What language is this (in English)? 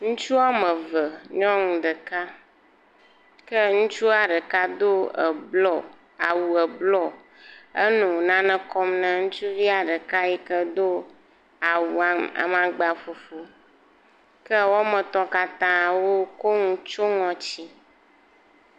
Ewe